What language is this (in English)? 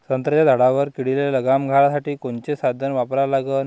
Marathi